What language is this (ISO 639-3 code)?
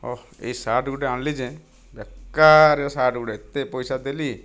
ori